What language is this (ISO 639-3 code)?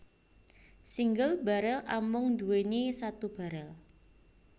jav